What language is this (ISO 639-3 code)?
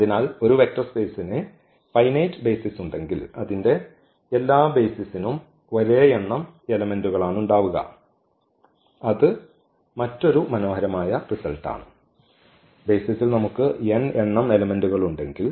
mal